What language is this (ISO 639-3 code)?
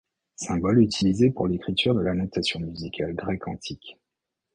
fra